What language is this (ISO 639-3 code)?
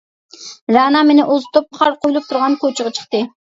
uig